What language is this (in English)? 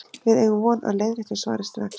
Icelandic